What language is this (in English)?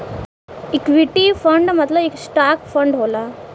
Bhojpuri